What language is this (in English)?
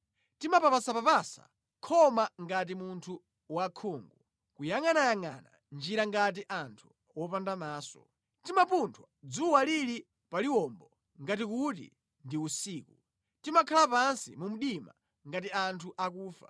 Nyanja